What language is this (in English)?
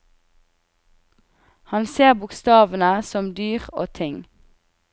Norwegian